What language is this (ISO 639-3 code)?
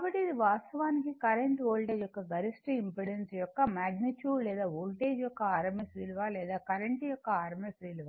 tel